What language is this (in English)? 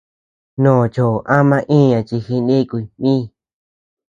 Tepeuxila Cuicatec